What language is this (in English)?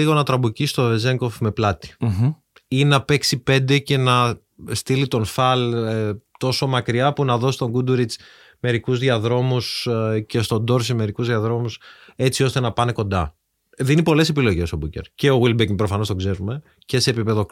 Greek